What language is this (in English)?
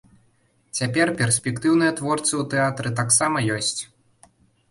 Belarusian